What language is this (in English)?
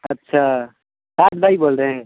Urdu